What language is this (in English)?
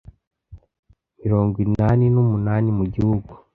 Kinyarwanda